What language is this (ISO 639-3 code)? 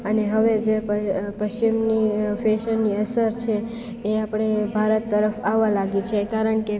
guj